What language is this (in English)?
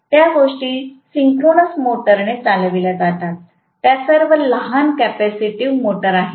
Marathi